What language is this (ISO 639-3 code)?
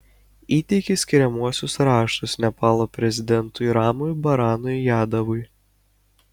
lit